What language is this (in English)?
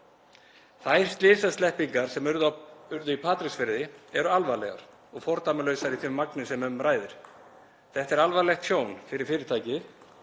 Icelandic